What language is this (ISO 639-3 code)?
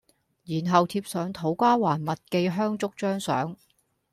yue